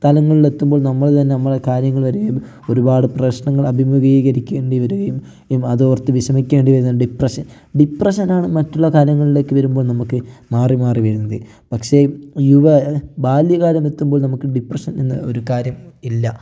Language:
Malayalam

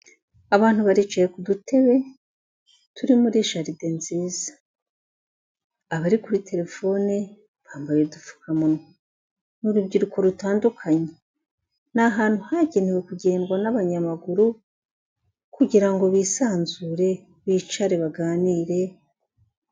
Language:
Kinyarwanda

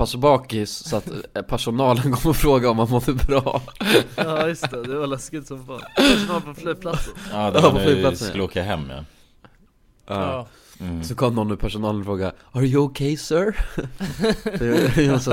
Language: Swedish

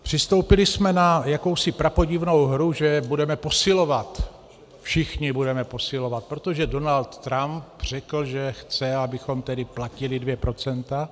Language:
Czech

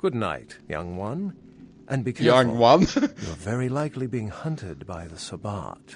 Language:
Turkish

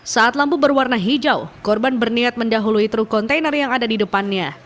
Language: Indonesian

